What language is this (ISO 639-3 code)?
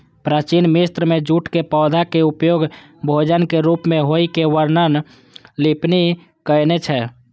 mai